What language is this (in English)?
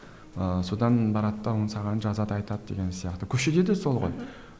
Kazakh